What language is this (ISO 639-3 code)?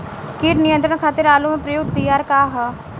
bho